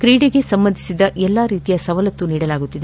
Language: Kannada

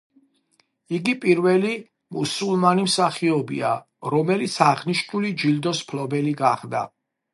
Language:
Georgian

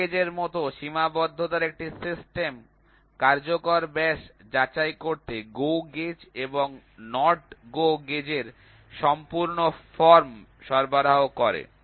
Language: Bangla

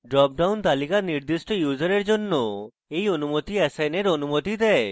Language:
Bangla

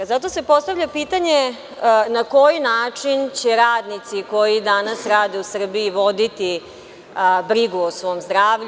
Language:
Serbian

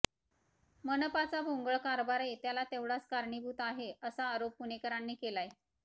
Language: Marathi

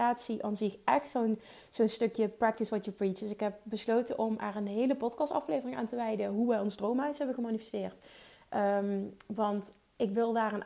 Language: Dutch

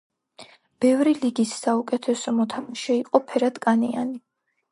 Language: Georgian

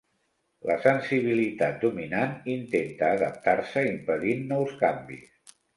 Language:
Catalan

